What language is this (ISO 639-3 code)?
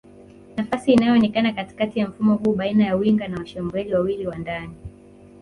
swa